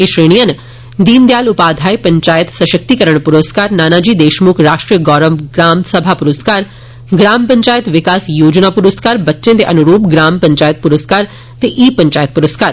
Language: Dogri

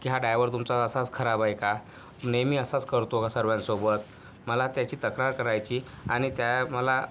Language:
Marathi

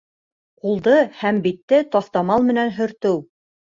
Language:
Bashkir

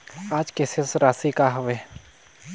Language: Chhattisgarhi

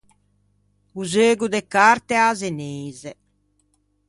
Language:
Ligurian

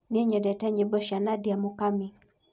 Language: Kikuyu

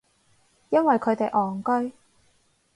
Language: Cantonese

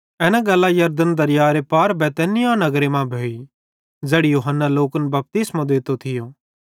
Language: Bhadrawahi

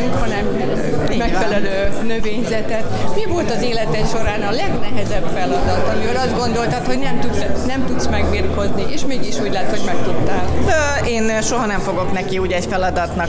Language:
Hungarian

